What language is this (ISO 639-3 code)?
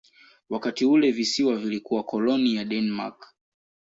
swa